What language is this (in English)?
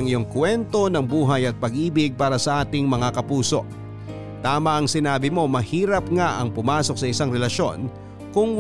Filipino